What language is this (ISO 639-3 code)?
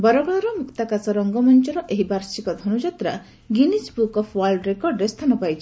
ori